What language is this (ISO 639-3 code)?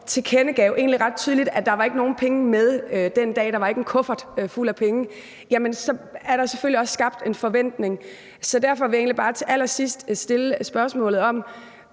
dan